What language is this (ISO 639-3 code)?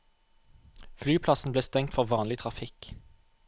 nor